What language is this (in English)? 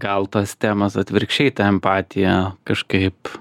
Lithuanian